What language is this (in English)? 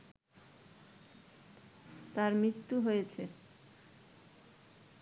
Bangla